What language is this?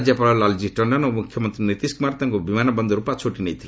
Odia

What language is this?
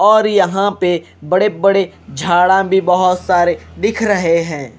Hindi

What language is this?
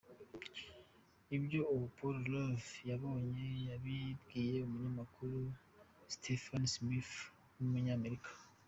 Kinyarwanda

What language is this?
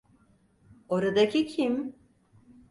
Turkish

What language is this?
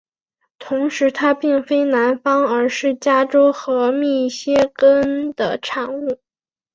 Chinese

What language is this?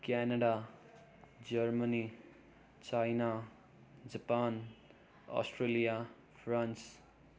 Nepali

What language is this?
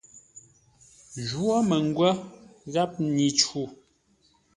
Ngombale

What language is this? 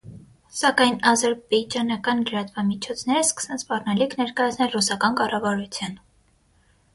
Armenian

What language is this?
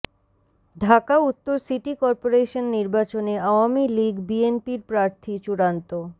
Bangla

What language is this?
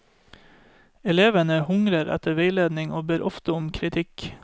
Norwegian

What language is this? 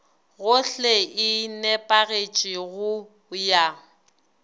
Northern Sotho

